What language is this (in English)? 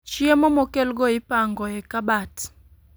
Luo (Kenya and Tanzania)